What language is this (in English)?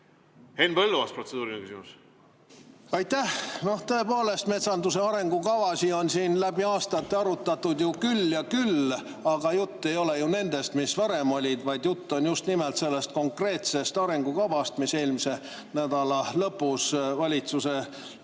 Estonian